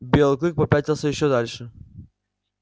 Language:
Russian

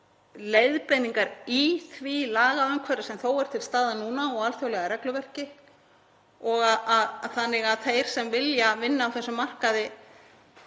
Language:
Icelandic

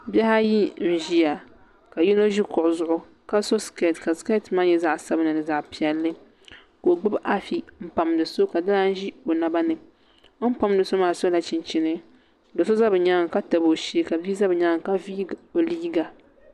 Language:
Dagbani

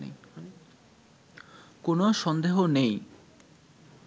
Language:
Bangla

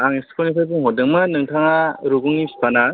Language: Bodo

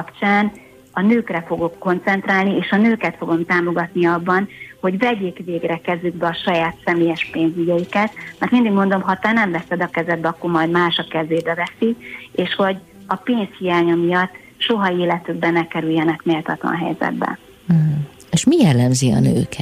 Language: Hungarian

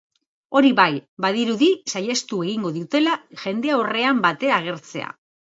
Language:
Basque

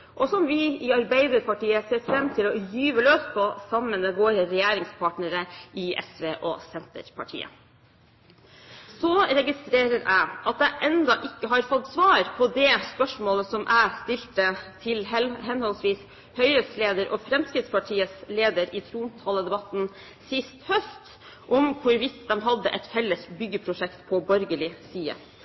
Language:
Norwegian Bokmål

